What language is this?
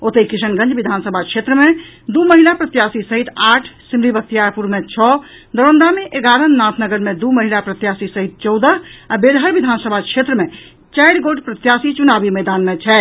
Maithili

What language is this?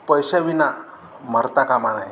Marathi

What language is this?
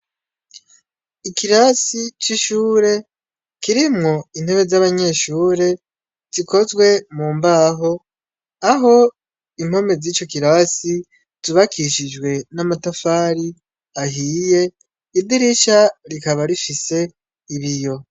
Rundi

